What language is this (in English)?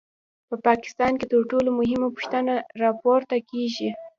Pashto